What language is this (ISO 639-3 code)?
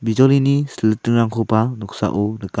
grt